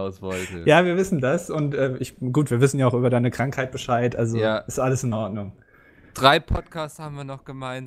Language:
German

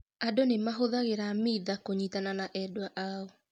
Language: Kikuyu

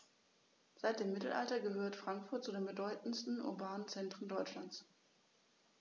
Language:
German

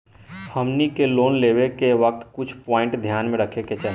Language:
Bhojpuri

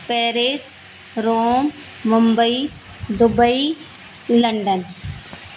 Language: Sindhi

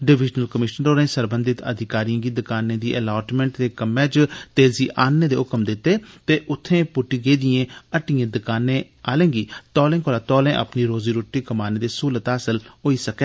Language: Dogri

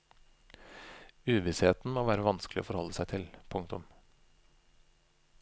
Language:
Norwegian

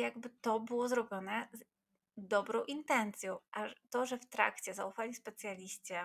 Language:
Polish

